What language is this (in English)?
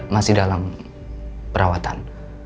Indonesian